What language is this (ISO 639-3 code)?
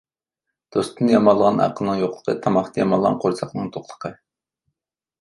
uig